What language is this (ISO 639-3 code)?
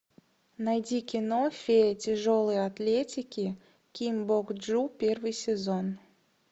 rus